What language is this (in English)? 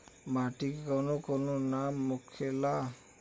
Bhojpuri